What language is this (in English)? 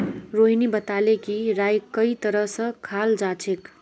Magahi